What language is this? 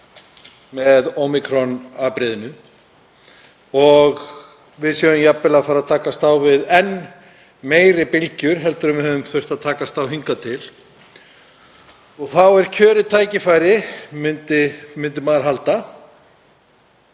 Icelandic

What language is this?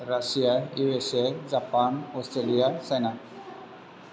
Bodo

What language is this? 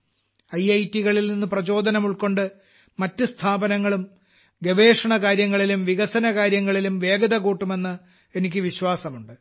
Malayalam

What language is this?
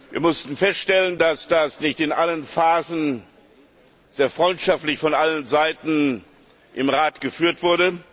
German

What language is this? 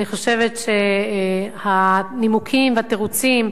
Hebrew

